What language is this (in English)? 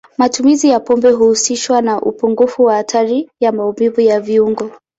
Swahili